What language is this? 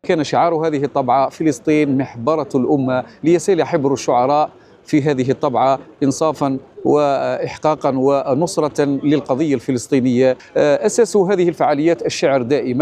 Arabic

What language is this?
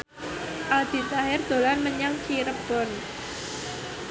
Javanese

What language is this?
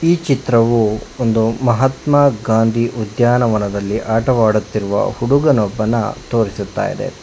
Kannada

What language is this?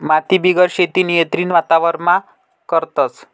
Marathi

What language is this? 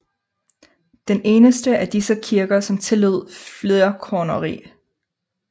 Danish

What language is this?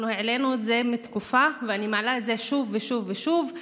Hebrew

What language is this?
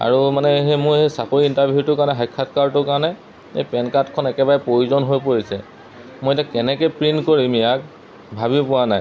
Assamese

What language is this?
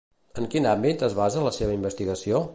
Catalan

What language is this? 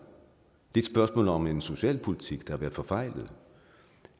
Danish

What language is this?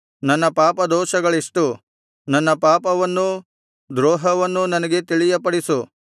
Kannada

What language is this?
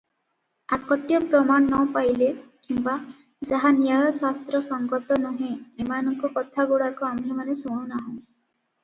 Odia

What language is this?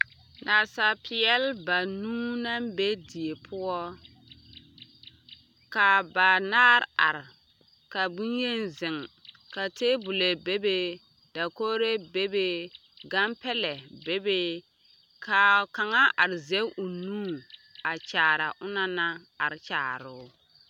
Southern Dagaare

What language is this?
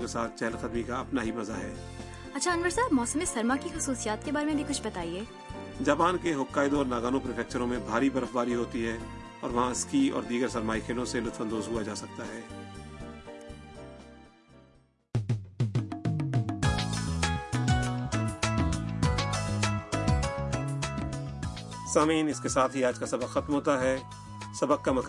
Urdu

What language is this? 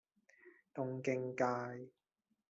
Cantonese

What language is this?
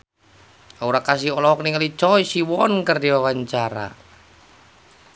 Sundanese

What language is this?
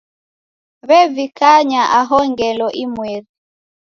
Taita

